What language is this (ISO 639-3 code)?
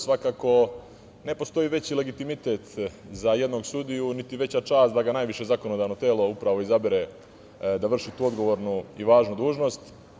srp